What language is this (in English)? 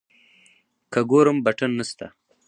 Pashto